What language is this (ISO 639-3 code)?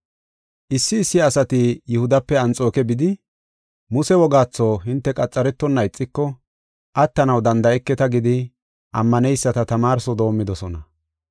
gof